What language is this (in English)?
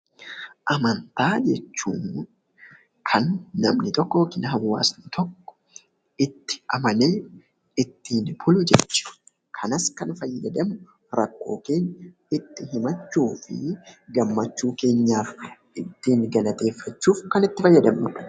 Oromo